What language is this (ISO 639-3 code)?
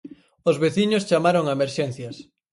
glg